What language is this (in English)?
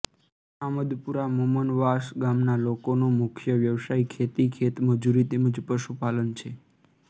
Gujarati